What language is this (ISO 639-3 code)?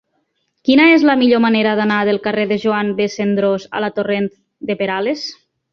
cat